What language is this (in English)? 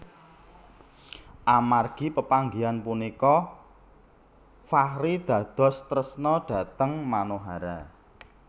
Javanese